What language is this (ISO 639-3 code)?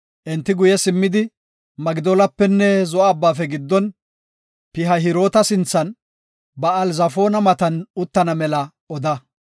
gof